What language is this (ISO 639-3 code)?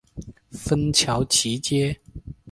zho